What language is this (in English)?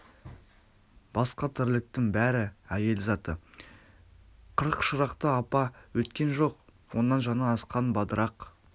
Kazakh